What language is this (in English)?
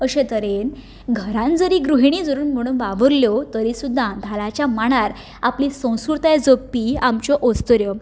Konkani